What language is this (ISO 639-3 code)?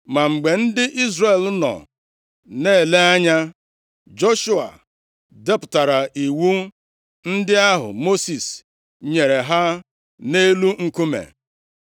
ibo